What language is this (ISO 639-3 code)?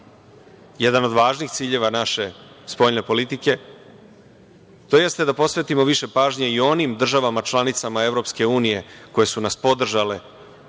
srp